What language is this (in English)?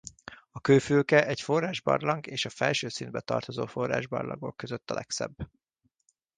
Hungarian